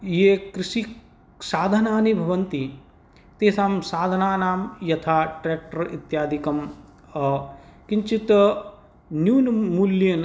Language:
Sanskrit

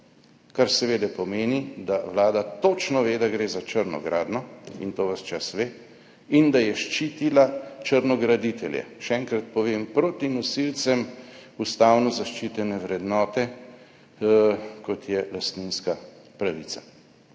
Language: Slovenian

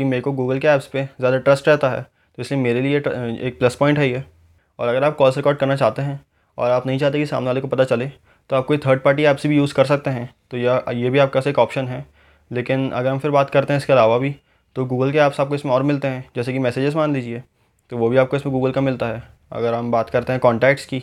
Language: Hindi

